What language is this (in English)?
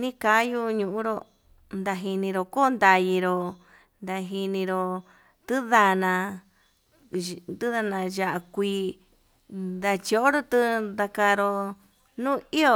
Yutanduchi Mixtec